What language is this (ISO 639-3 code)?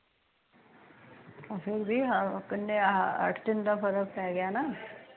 pan